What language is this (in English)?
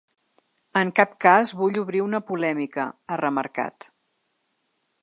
Catalan